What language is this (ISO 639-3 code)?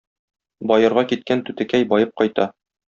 tat